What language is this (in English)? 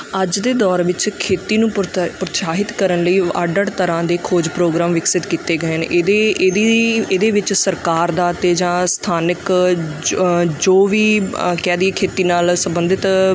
Punjabi